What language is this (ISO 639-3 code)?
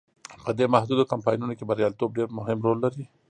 pus